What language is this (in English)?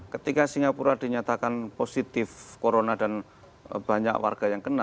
Indonesian